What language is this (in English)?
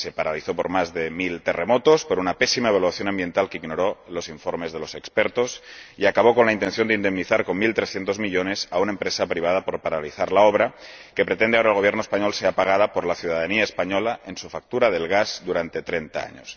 Spanish